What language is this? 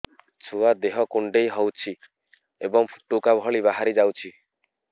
Odia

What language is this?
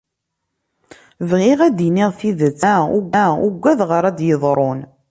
Kabyle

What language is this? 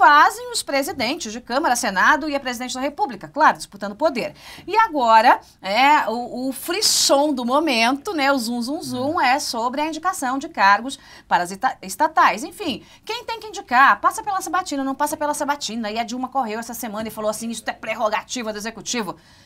Portuguese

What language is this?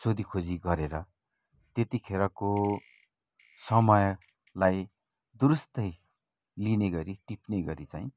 Nepali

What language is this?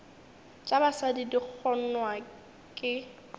Northern Sotho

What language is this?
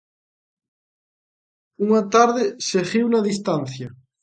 Galician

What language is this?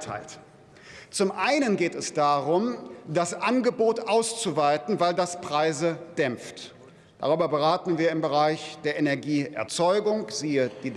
German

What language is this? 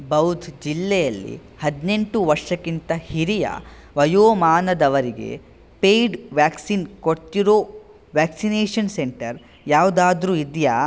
Kannada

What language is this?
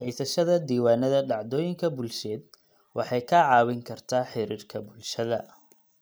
Somali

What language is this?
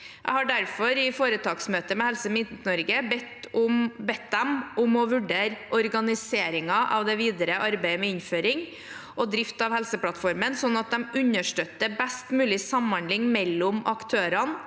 Norwegian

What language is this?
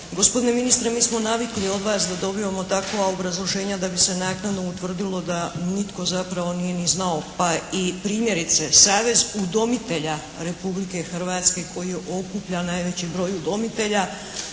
Croatian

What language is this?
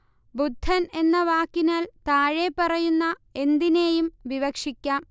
Malayalam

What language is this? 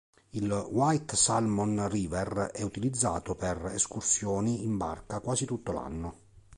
Italian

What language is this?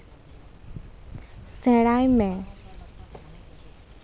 Santali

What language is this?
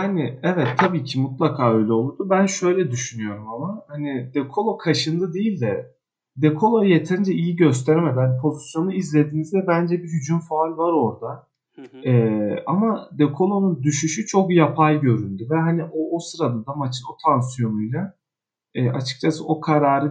Turkish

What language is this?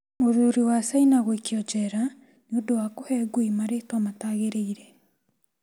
Kikuyu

